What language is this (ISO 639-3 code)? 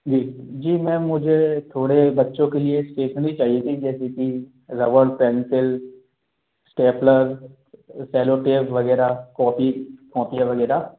hin